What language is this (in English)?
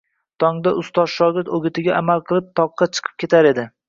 Uzbek